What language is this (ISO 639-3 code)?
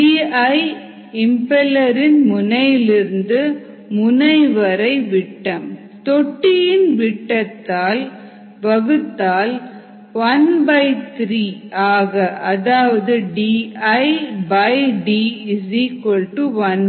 tam